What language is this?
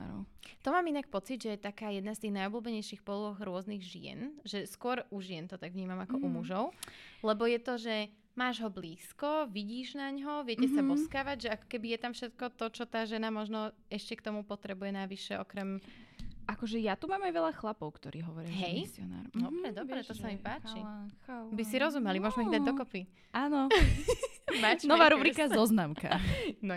Slovak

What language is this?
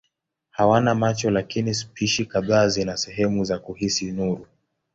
Swahili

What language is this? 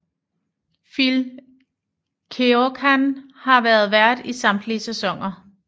Danish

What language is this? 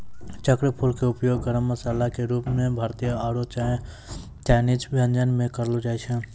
Maithili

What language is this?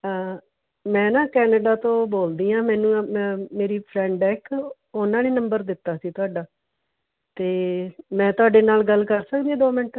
Punjabi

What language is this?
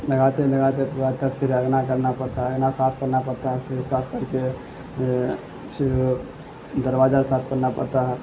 Urdu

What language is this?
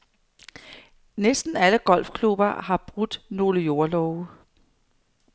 Danish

